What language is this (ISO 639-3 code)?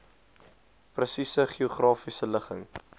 afr